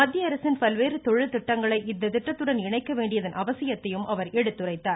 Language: Tamil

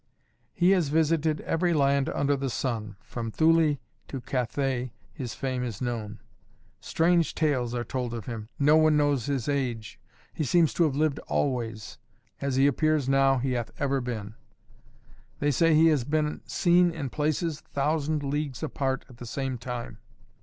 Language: English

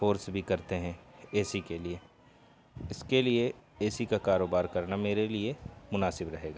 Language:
Urdu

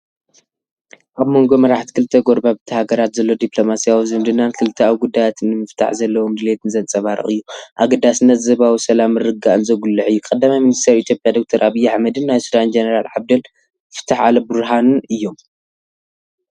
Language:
Tigrinya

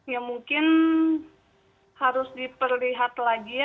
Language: Indonesian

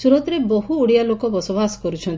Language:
Odia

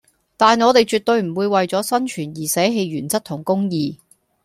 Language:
Cantonese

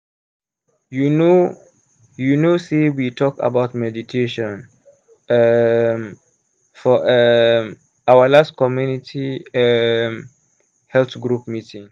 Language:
Nigerian Pidgin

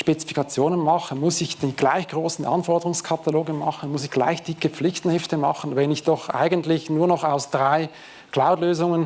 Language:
German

